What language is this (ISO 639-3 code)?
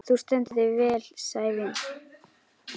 isl